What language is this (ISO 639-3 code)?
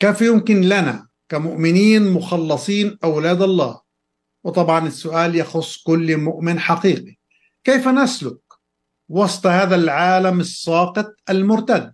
ara